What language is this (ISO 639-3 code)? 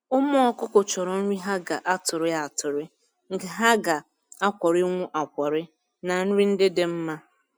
ibo